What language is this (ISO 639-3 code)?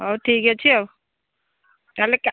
ori